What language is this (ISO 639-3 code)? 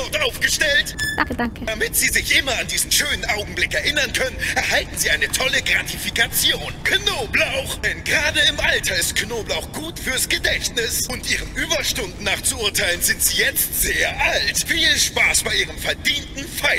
deu